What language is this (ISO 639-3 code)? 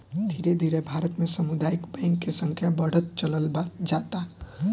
bho